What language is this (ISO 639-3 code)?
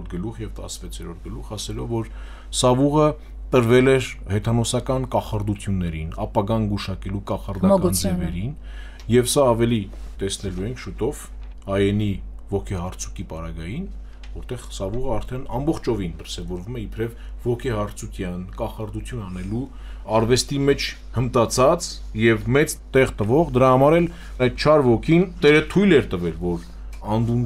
ron